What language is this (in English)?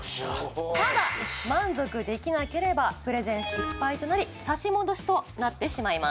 Japanese